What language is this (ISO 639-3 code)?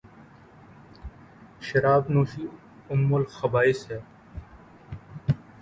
urd